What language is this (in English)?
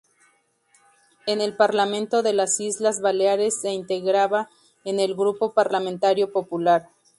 Spanish